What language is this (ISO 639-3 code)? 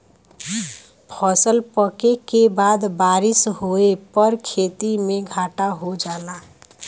bho